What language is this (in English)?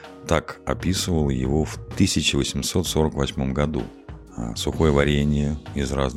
Russian